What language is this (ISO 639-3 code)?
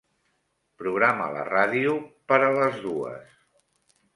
cat